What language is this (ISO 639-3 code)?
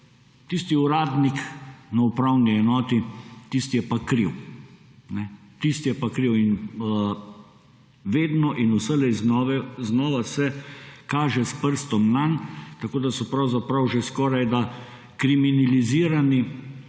slv